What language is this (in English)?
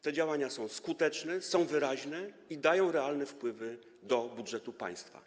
Polish